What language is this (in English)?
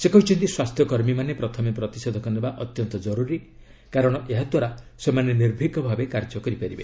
Odia